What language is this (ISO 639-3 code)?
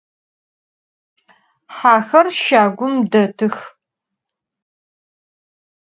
ady